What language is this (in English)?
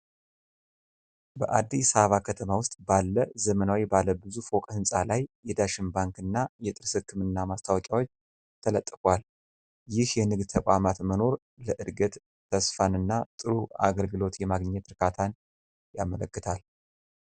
Amharic